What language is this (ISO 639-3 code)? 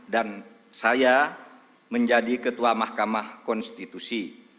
ind